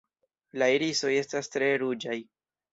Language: Esperanto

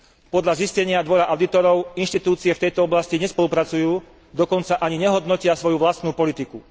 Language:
Slovak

